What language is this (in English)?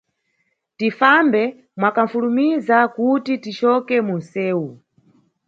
Nyungwe